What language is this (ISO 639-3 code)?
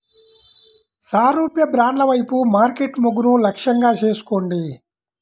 tel